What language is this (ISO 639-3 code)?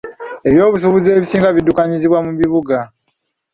lug